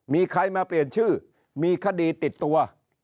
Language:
Thai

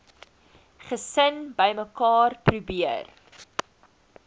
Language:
Afrikaans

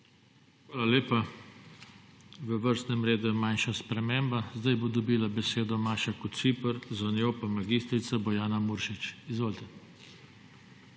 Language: Slovenian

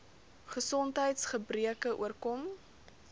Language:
Afrikaans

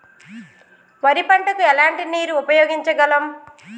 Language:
Telugu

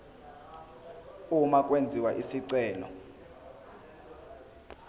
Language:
Zulu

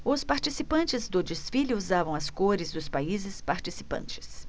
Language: Portuguese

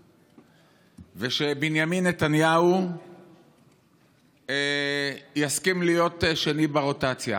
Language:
Hebrew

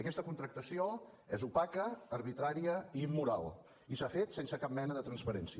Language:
Catalan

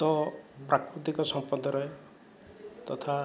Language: Odia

